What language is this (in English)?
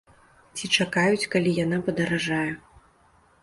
Belarusian